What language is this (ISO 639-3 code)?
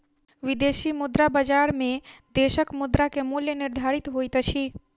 mai